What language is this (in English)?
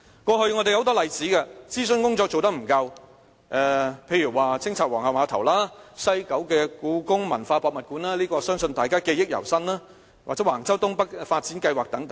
Cantonese